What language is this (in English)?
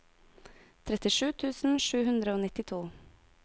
Norwegian